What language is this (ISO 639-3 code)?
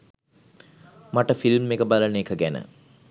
sin